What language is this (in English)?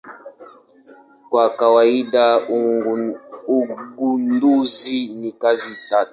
Swahili